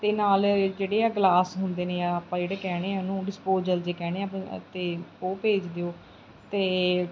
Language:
Punjabi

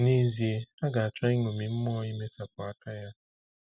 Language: Igbo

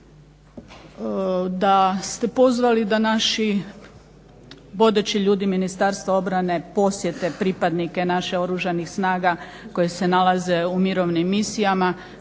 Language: Croatian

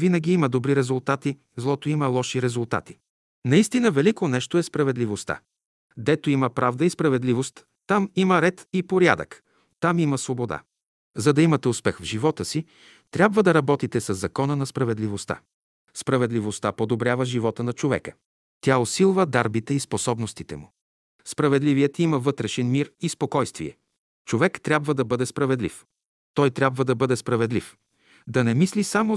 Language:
Bulgarian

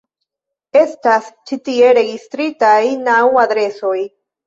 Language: Esperanto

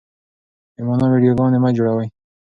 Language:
Pashto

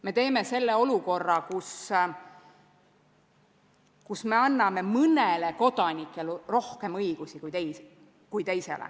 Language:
Estonian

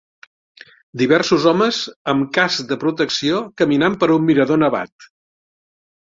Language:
Catalan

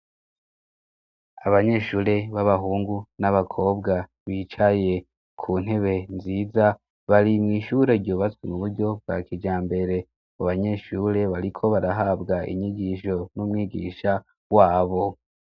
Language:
Rundi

